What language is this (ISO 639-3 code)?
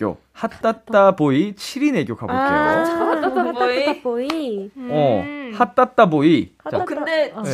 kor